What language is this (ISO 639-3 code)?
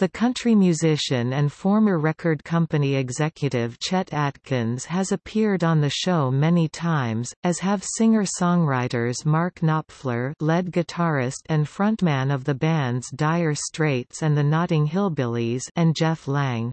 eng